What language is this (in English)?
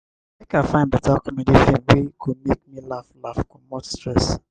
Nigerian Pidgin